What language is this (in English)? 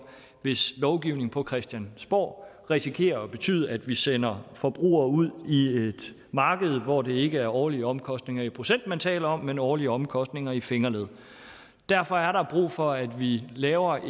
Danish